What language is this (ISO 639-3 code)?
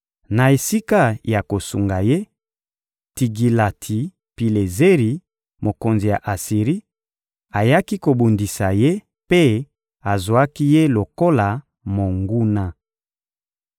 lin